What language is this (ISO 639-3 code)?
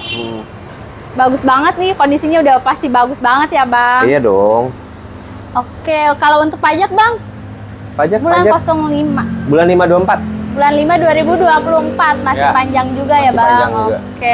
ind